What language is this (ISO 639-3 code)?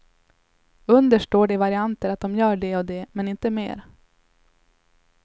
swe